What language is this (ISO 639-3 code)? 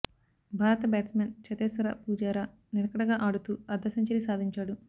tel